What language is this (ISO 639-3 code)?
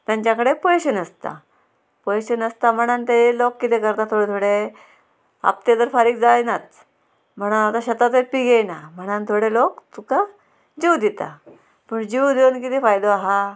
kok